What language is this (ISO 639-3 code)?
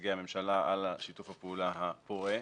heb